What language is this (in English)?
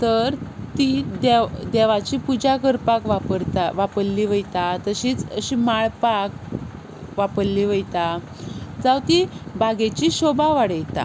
Konkani